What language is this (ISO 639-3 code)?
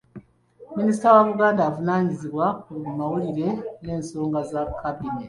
lug